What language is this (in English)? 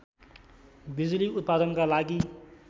Nepali